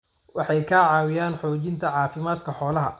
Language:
Somali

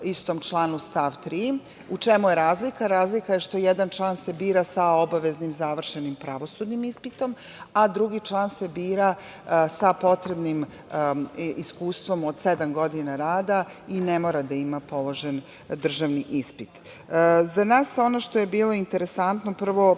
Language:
Serbian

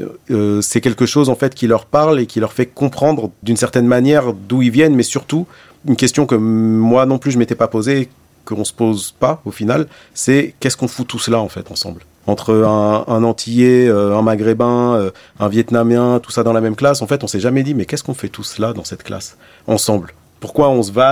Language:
French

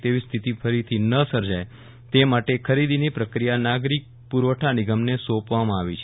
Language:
Gujarati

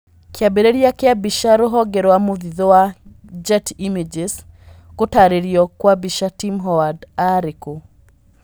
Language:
Kikuyu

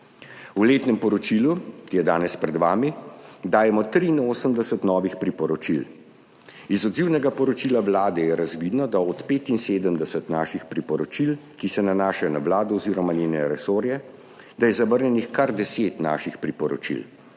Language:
Slovenian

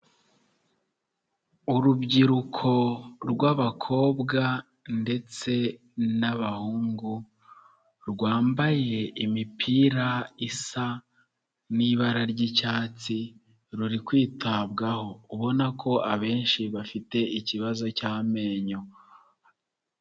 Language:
Kinyarwanda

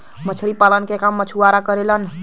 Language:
Bhojpuri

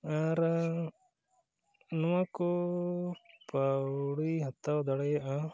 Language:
Santali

